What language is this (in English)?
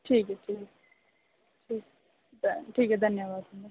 Dogri